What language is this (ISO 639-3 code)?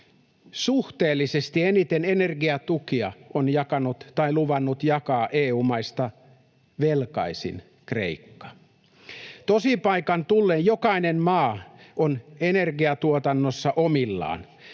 fin